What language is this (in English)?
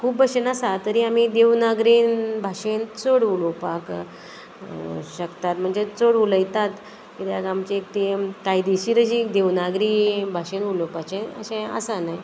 Konkani